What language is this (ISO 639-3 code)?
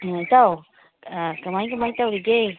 mni